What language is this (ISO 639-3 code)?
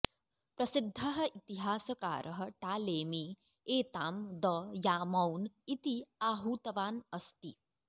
san